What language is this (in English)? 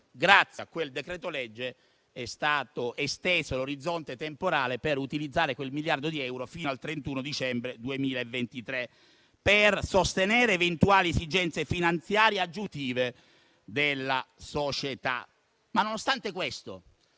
Italian